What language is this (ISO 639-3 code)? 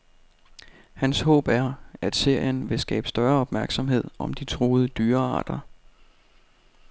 dan